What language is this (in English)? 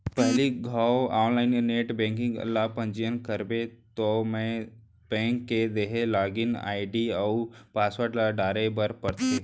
Chhattisgarhi